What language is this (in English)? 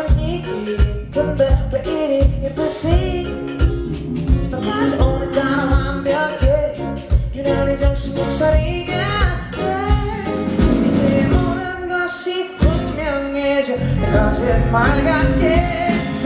Polish